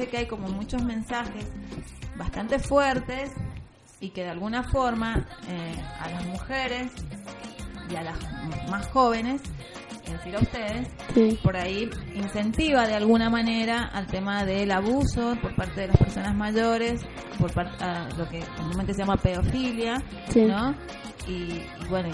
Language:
Spanish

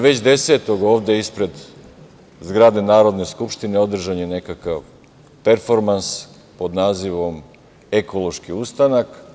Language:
Serbian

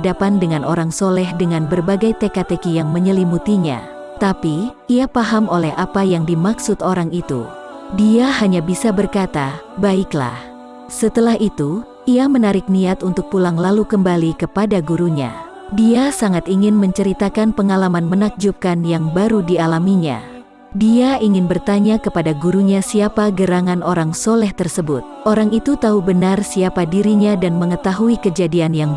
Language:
Indonesian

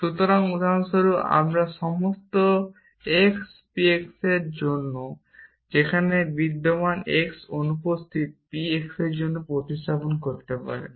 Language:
Bangla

